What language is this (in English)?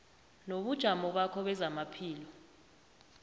South Ndebele